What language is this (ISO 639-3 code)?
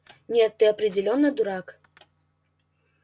rus